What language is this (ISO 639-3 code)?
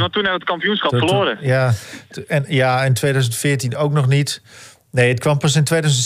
nld